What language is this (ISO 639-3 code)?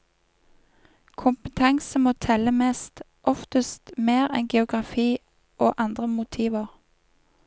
nor